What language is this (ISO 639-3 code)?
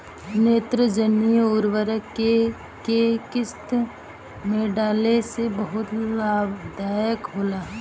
bho